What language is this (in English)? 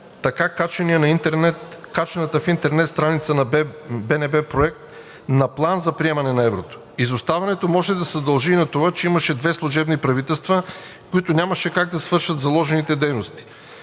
Bulgarian